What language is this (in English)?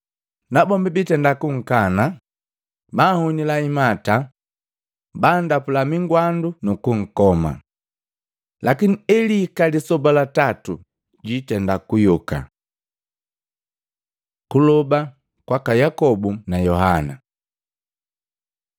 Matengo